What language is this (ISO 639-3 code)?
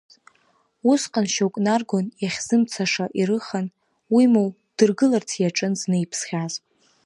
abk